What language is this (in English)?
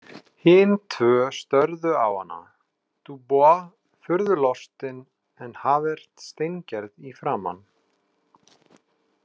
Icelandic